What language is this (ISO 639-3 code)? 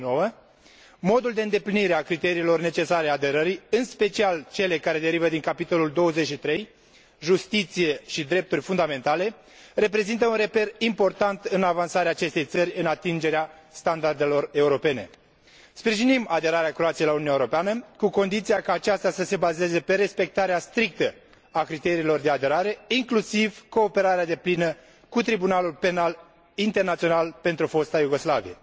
ron